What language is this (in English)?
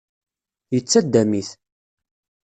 Kabyle